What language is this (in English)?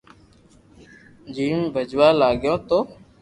Loarki